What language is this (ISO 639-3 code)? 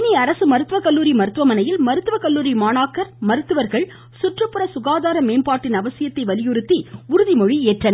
tam